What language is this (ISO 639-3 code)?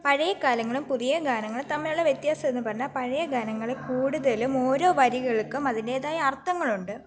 mal